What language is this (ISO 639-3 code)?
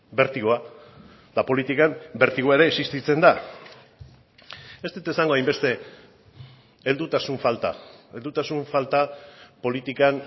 eus